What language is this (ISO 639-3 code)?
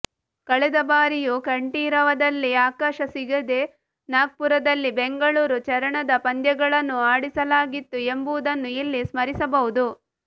kan